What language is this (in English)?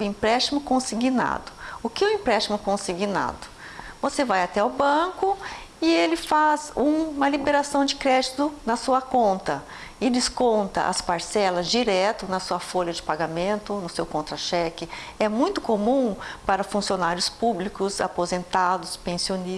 Portuguese